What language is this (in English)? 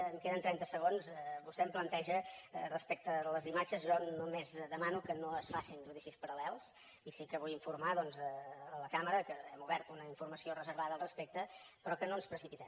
Catalan